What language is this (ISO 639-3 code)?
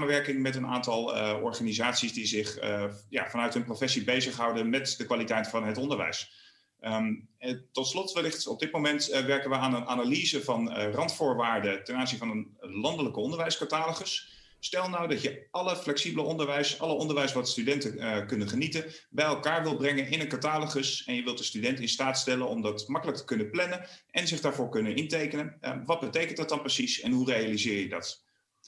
nld